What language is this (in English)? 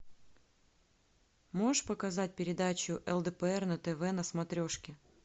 Russian